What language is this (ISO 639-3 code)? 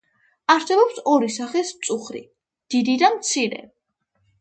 kat